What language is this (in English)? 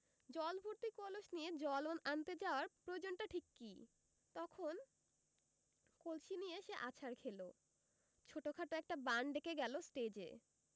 Bangla